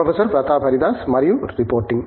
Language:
Telugu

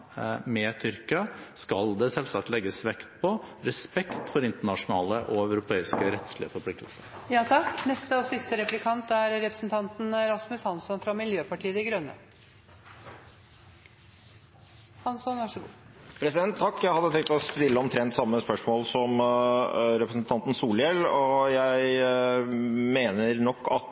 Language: Norwegian Bokmål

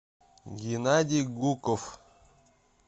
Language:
Russian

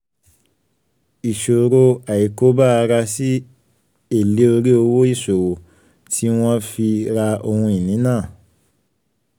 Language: Yoruba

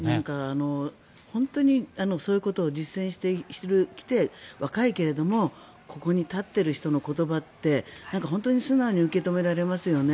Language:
Japanese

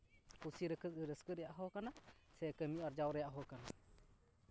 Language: Santali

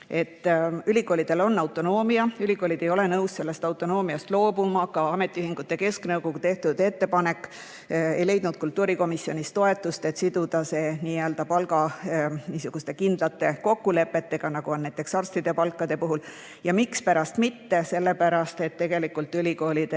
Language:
Estonian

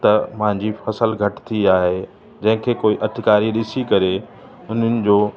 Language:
Sindhi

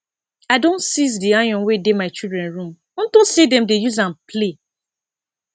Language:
Nigerian Pidgin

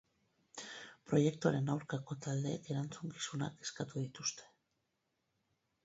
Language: Basque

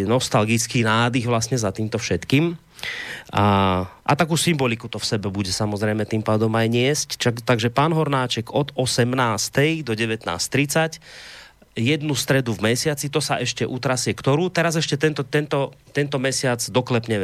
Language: Slovak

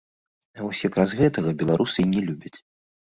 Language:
Belarusian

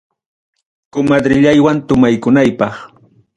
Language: Ayacucho Quechua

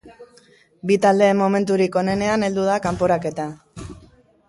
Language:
Basque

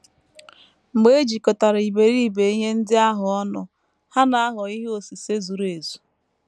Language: Igbo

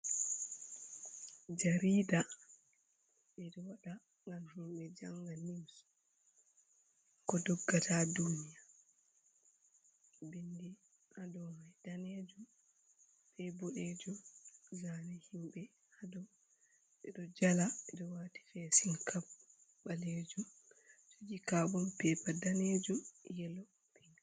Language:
Fula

